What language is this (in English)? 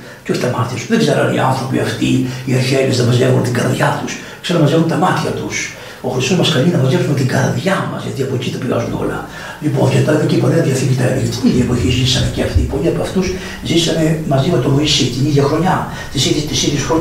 Greek